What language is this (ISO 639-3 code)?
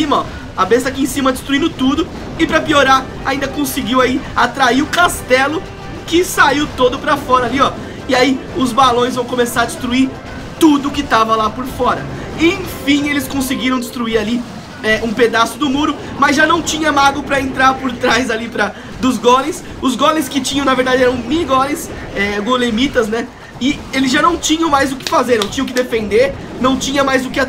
por